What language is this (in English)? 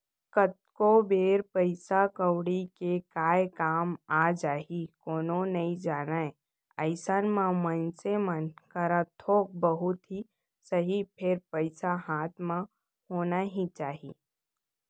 Chhattisgarhi